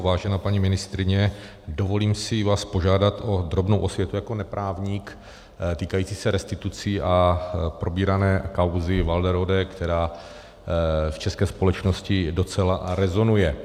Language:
Czech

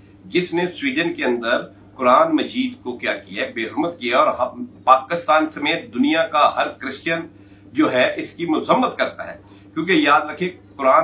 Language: Hindi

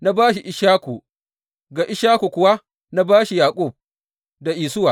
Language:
Hausa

